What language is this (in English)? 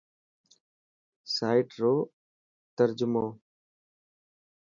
Dhatki